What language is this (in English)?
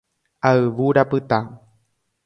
Guarani